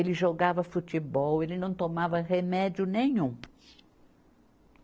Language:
Portuguese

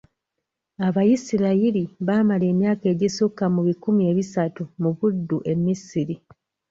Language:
Ganda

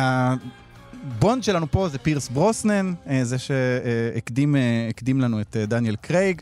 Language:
Hebrew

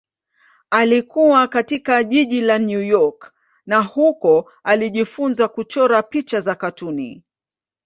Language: Swahili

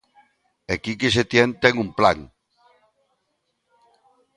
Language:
Galician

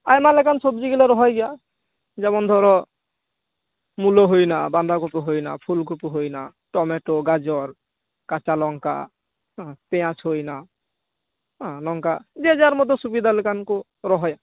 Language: Santali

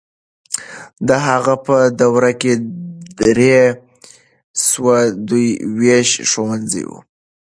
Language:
Pashto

